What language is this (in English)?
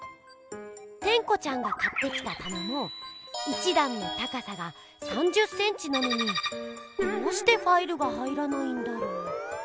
Japanese